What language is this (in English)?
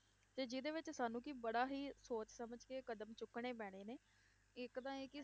Punjabi